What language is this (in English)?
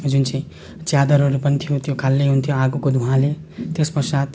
Nepali